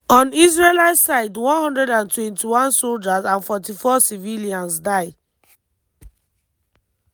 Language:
Nigerian Pidgin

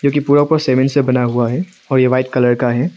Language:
Hindi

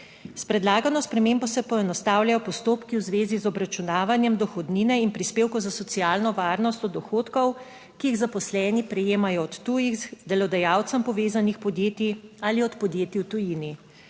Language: Slovenian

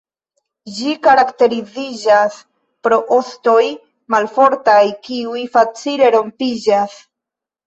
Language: Esperanto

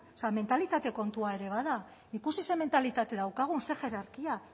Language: Basque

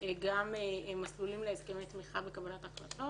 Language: Hebrew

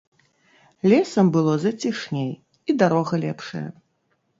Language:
Belarusian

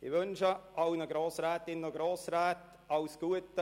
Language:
Swiss German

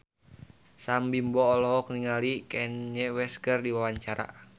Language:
Sundanese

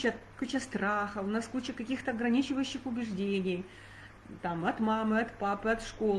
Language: Russian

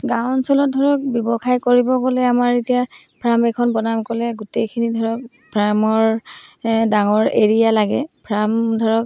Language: Assamese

